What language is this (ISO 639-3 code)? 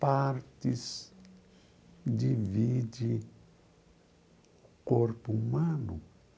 por